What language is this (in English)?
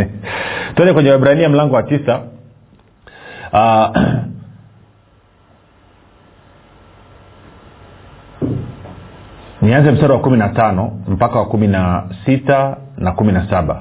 Swahili